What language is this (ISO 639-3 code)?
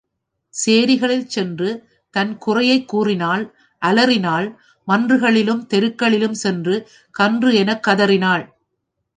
tam